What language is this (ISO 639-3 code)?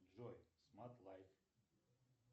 rus